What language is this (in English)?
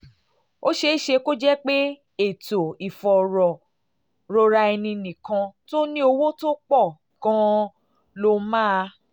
Yoruba